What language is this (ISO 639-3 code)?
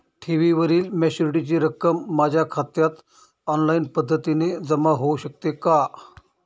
mar